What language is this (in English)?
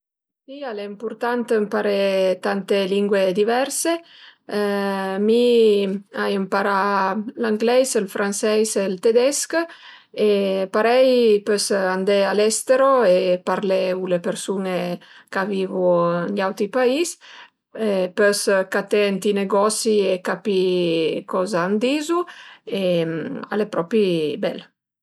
Piedmontese